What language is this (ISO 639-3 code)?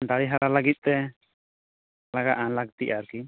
sat